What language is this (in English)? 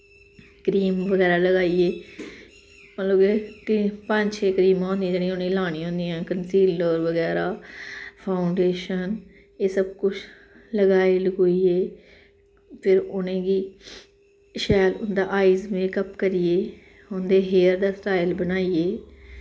Dogri